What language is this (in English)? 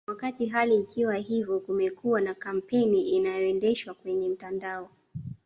Swahili